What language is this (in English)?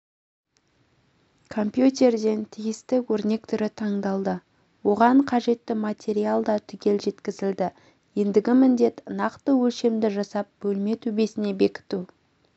Kazakh